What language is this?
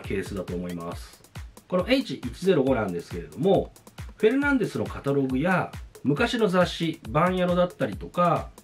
Japanese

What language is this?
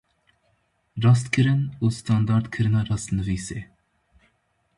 Kurdish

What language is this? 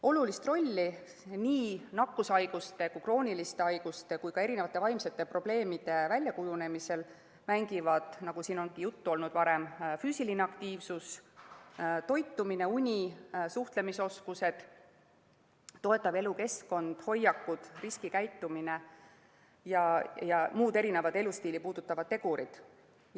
Estonian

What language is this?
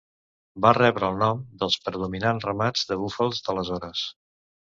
Catalan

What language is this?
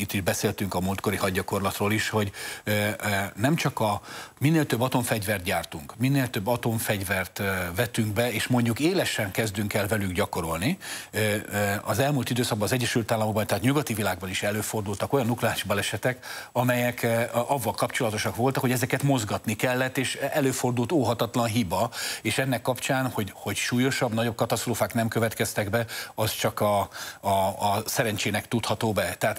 Hungarian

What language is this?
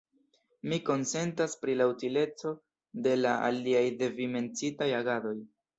Esperanto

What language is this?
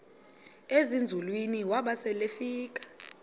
Xhosa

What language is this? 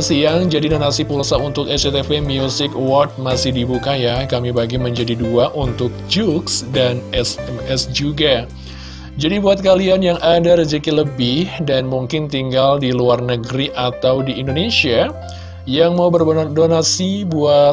Indonesian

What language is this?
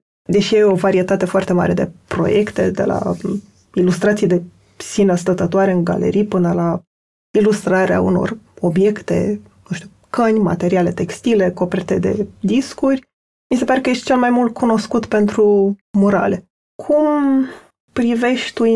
Romanian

